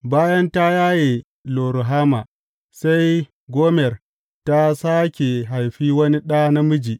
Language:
Hausa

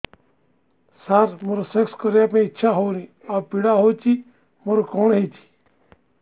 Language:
Odia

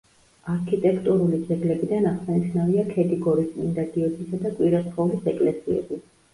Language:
Georgian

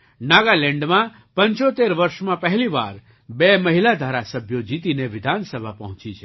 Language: Gujarati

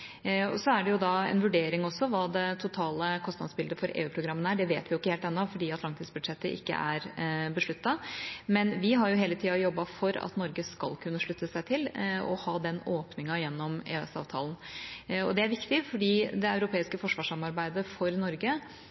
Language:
Norwegian Bokmål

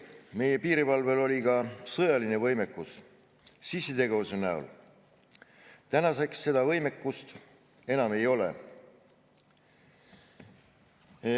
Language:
Estonian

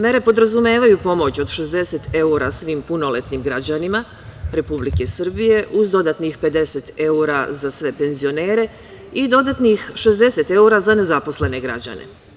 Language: Serbian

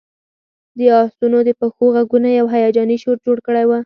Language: Pashto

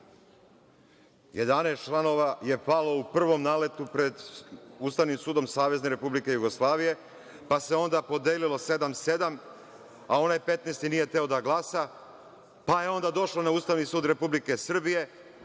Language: Serbian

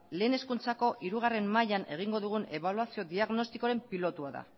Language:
Basque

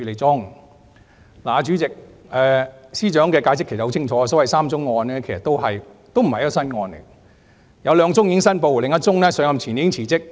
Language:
Cantonese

